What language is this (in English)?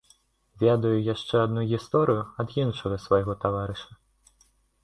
Belarusian